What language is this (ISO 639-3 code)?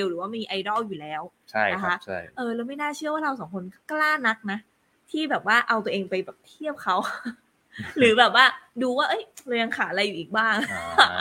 tha